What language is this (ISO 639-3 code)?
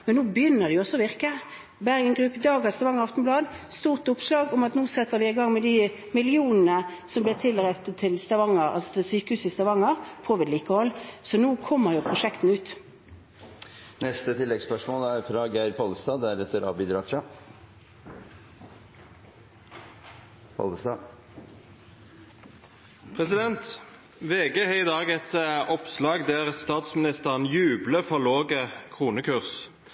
nor